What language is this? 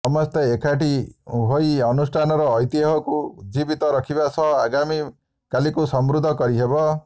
Odia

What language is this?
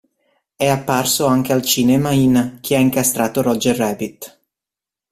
Italian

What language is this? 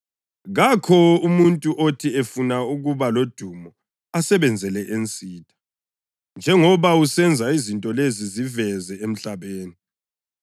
North Ndebele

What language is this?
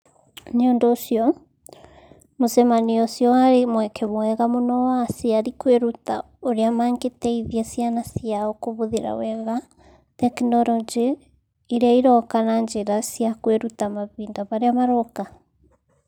Kikuyu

